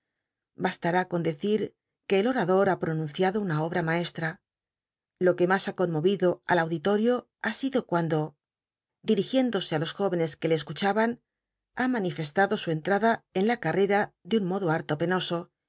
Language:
Spanish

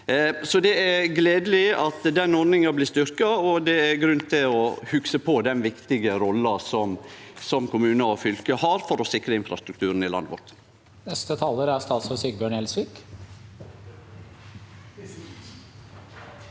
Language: Norwegian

